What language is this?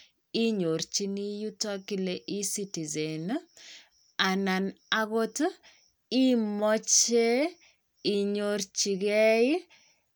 Kalenjin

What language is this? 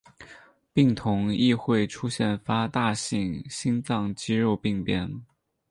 Chinese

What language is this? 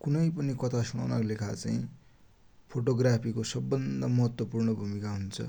Dotyali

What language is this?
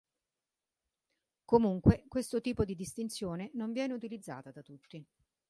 Italian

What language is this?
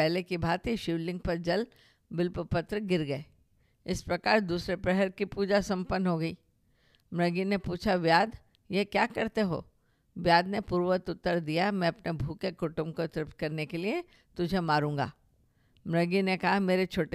Hindi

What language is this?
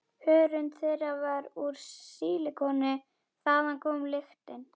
Icelandic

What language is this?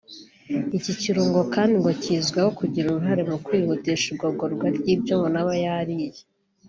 Kinyarwanda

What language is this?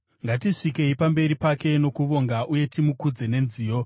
Shona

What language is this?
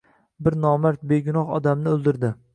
Uzbek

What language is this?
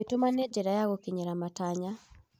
Kikuyu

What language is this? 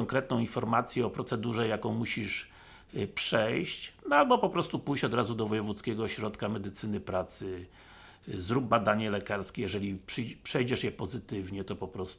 Polish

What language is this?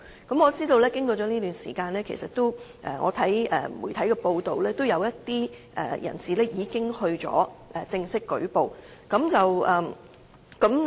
Cantonese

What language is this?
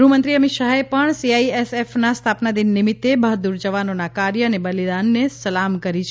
Gujarati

